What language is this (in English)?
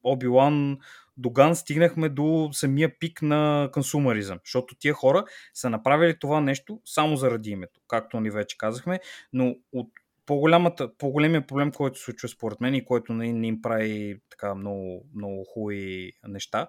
Bulgarian